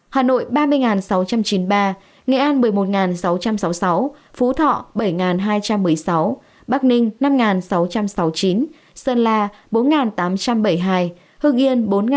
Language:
Vietnamese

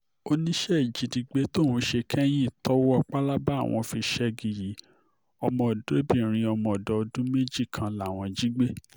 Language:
Yoruba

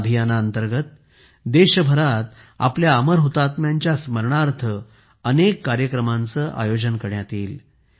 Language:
Marathi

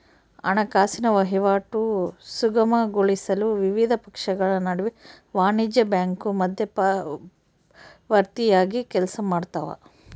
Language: Kannada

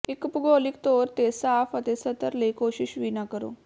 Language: Punjabi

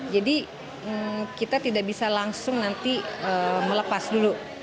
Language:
Indonesian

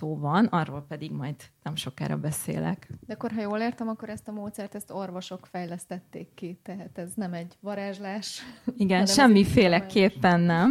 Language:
Hungarian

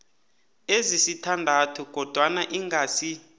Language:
South Ndebele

